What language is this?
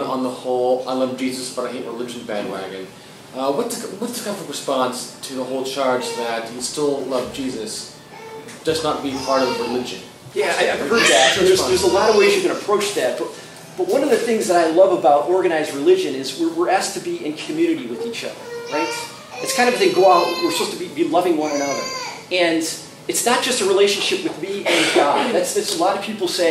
English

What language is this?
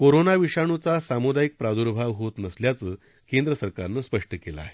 Marathi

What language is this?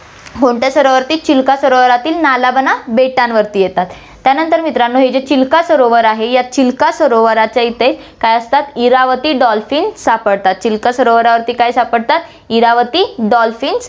Marathi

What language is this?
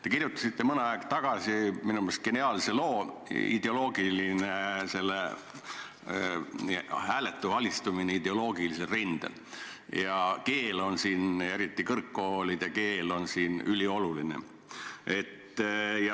Estonian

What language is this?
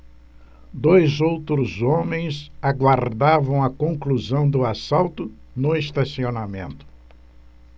Portuguese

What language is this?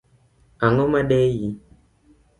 Luo (Kenya and Tanzania)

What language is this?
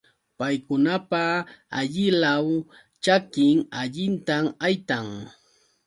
Yauyos Quechua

